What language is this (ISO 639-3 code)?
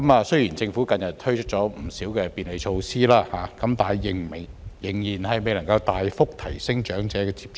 yue